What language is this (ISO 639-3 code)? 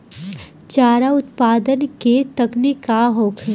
bho